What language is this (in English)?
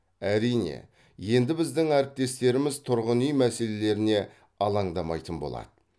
Kazakh